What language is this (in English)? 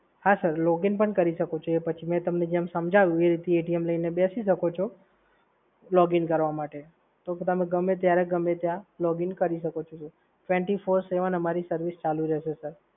Gujarati